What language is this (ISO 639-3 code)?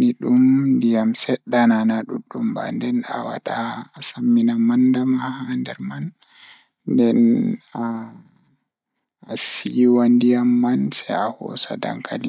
ful